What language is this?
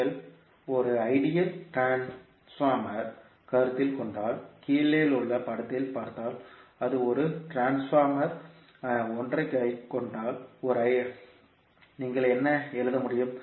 Tamil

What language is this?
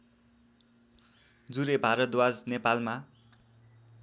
Nepali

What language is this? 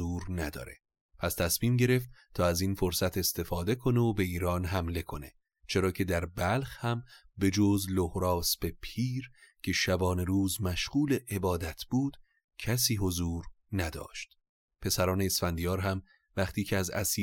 Persian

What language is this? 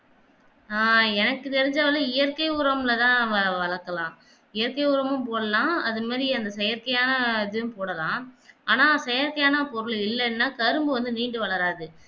Tamil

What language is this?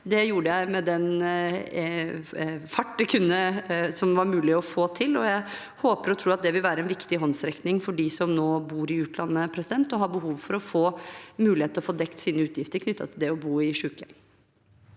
Norwegian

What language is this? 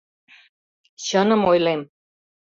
Mari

